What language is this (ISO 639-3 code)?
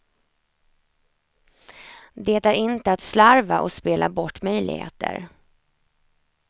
swe